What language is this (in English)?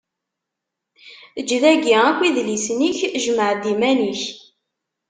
Kabyle